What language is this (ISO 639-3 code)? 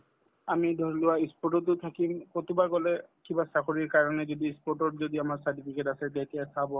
asm